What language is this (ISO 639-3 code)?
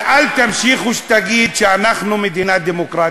heb